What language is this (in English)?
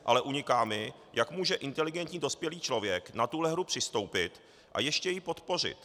Czech